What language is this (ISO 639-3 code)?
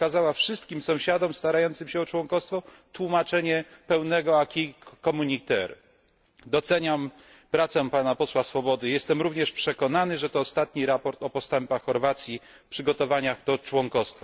pol